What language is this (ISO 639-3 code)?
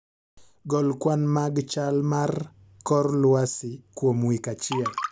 luo